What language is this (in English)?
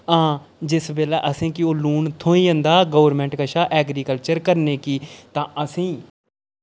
Dogri